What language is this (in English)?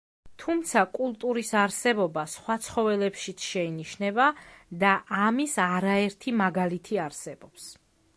Georgian